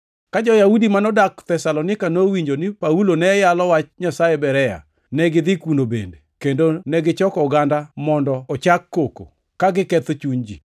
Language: Luo (Kenya and Tanzania)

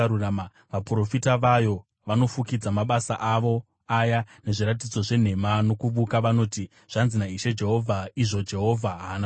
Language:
Shona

